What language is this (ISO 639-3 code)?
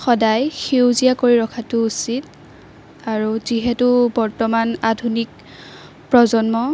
asm